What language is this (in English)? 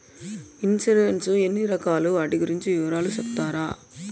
Telugu